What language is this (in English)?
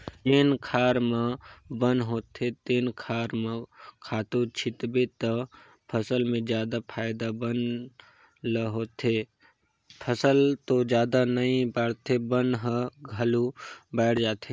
Chhattisgarhi